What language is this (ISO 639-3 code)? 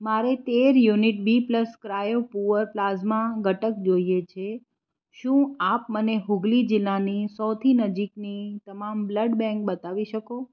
guj